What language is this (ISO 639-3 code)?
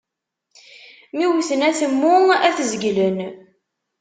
kab